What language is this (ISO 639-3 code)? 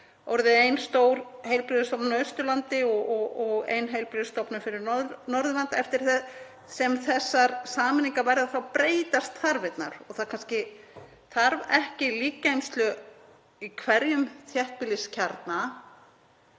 isl